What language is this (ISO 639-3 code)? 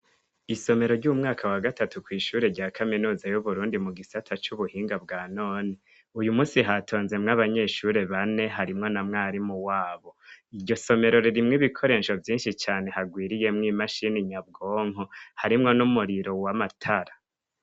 run